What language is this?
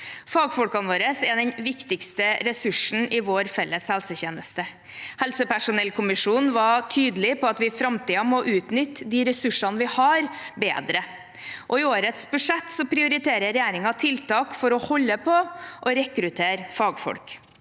Norwegian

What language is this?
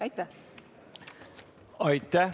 Estonian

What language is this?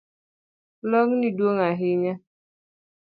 Luo (Kenya and Tanzania)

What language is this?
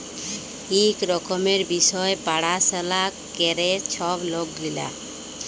Bangla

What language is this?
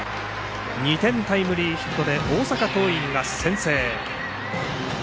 Japanese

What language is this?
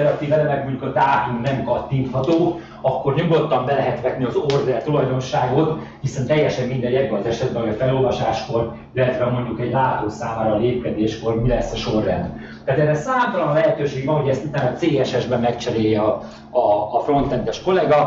Hungarian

